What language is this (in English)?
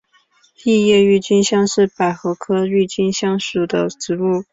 Chinese